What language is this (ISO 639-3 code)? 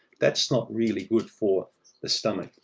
eng